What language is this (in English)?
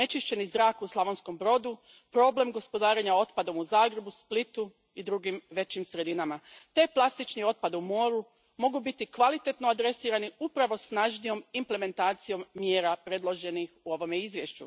Croatian